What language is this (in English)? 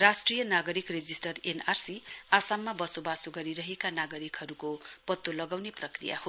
Nepali